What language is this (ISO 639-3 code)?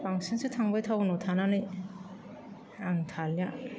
brx